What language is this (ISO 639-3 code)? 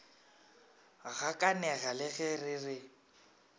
nso